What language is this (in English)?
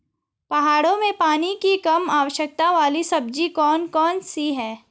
Hindi